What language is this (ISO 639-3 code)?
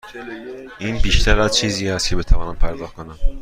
fas